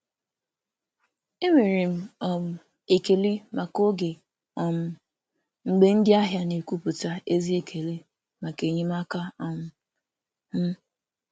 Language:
Igbo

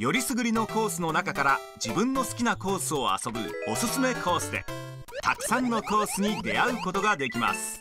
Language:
Japanese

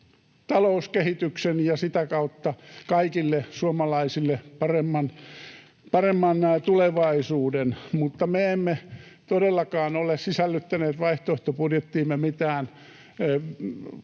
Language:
Finnish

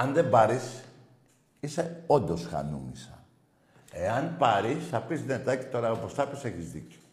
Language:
Greek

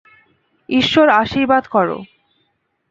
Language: Bangla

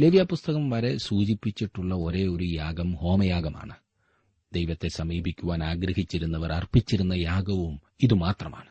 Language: Malayalam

